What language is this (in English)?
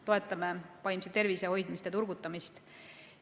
Estonian